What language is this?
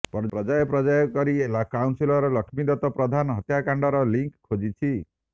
Odia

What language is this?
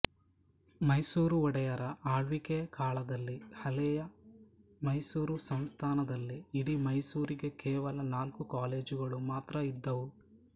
Kannada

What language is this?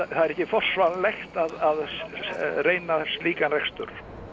Icelandic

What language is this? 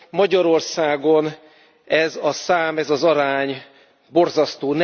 Hungarian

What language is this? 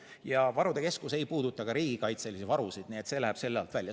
Estonian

